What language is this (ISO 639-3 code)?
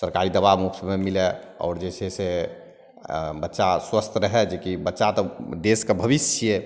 mai